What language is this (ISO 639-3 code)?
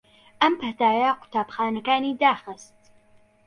ckb